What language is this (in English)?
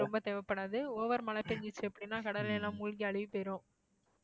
Tamil